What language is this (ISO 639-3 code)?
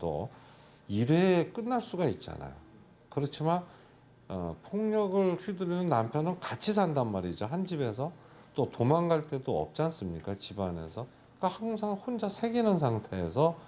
kor